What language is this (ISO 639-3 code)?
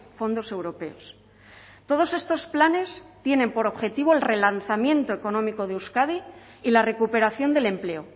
spa